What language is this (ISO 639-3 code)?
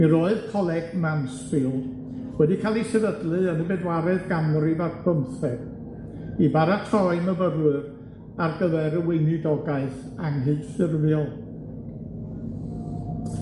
cym